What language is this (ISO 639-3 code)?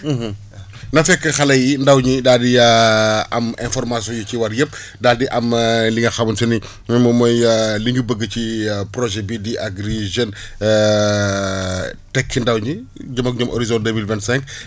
wol